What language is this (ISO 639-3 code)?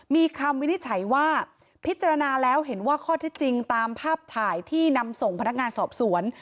tha